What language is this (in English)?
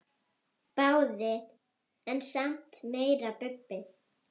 Icelandic